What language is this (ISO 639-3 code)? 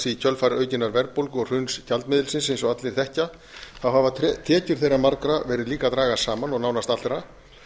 isl